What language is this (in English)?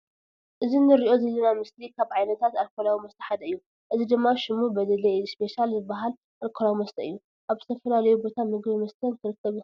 Tigrinya